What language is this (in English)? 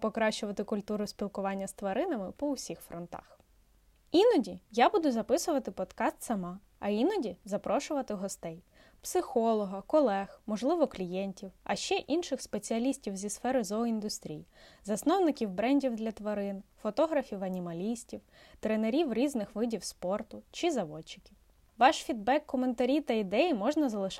Ukrainian